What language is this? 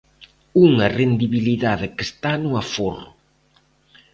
Galician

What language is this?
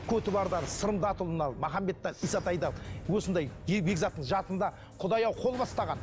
Kazakh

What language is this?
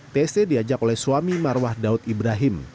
Indonesian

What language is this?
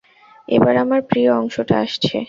Bangla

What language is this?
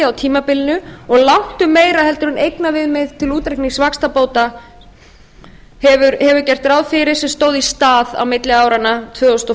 Icelandic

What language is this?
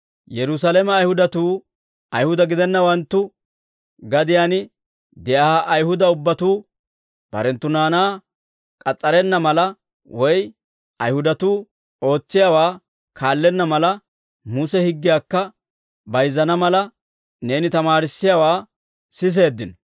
Dawro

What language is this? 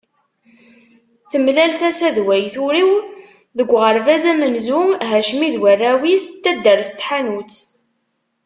Kabyle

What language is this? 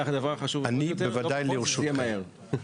Hebrew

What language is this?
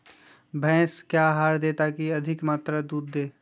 Magahi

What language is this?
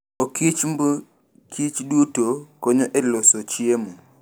Luo (Kenya and Tanzania)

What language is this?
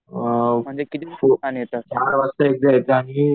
Marathi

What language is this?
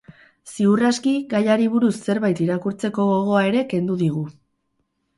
Basque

